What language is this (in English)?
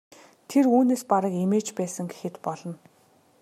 Mongolian